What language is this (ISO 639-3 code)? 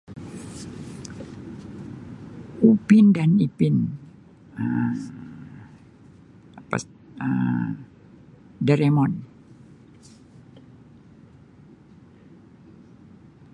msi